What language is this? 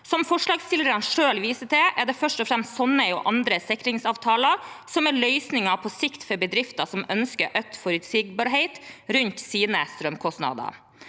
Norwegian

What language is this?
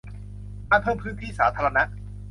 Thai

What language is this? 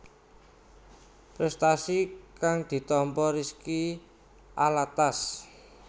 Javanese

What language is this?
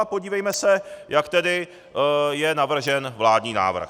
Czech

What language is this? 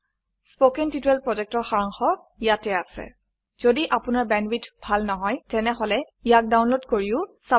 Assamese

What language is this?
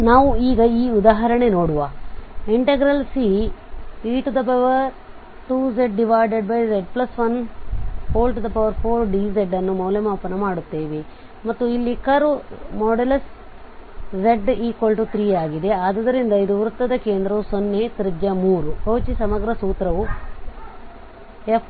Kannada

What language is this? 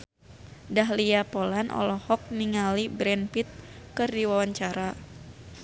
Sundanese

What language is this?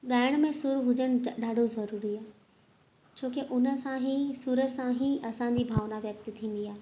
Sindhi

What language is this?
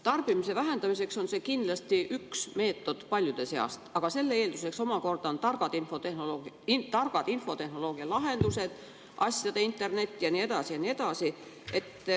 Estonian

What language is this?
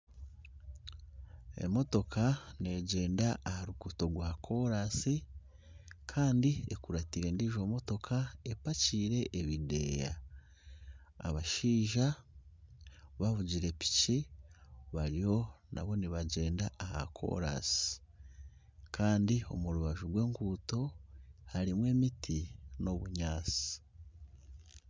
Nyankole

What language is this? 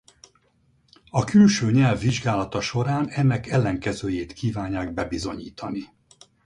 Hungarian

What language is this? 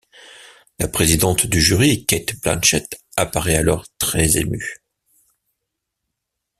French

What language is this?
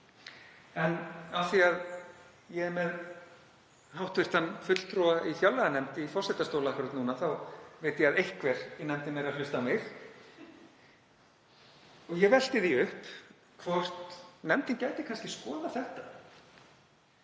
Icelandic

